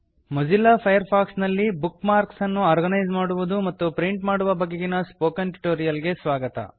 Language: Kannada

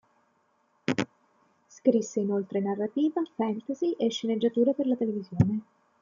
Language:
Italian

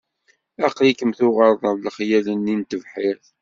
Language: Kabyle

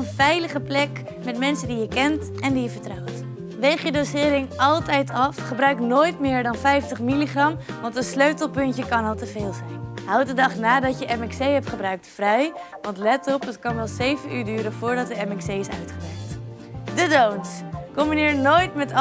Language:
Dutch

